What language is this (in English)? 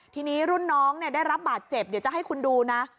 Thai